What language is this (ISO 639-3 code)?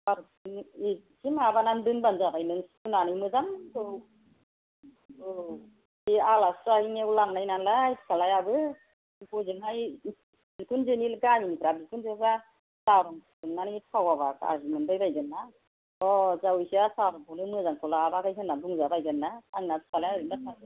brx